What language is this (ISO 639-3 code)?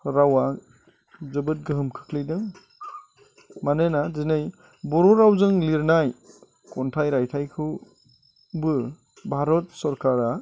brx